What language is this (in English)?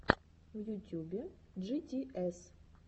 Russian